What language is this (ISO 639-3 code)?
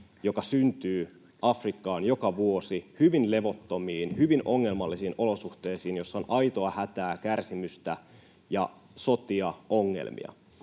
fin